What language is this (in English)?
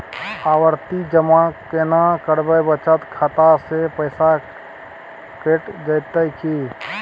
Maithili